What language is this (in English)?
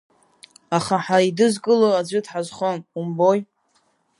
Abkhazian